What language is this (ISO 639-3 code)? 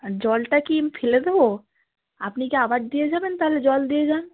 ben